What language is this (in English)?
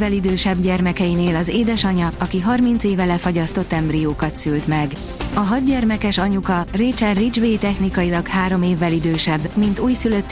Hungarian